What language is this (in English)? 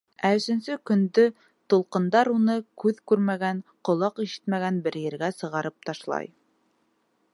Bashkir